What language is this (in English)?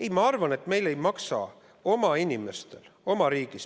Estonian